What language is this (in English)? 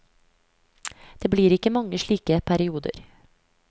Norwegian